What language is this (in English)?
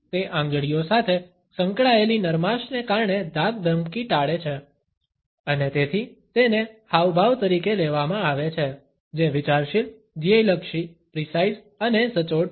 Gujarati